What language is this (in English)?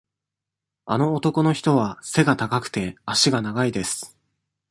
Japanese